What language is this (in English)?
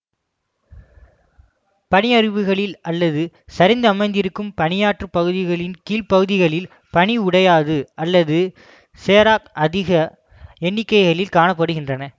Tamil